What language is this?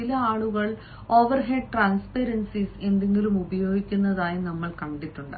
Malayalam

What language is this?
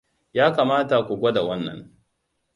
Hausa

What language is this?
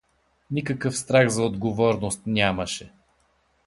Bulgarian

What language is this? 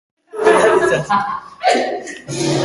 Basque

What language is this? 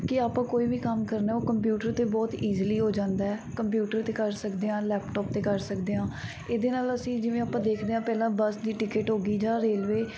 Punjabi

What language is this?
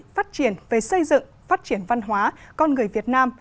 Vietnamese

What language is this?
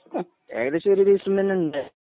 Malayalam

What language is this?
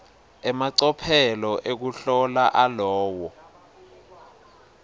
Swati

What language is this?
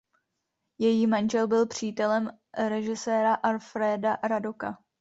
Czech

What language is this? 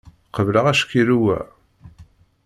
Kabyle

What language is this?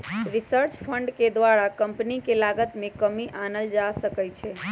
Magahi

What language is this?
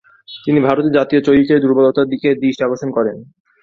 Bangla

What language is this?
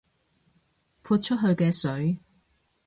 Cantonese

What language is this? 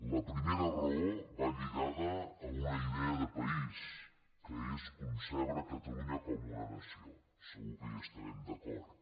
Catalan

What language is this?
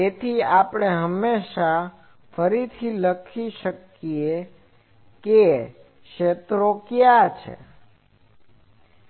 Gujarati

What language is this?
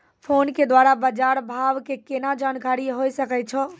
Maithili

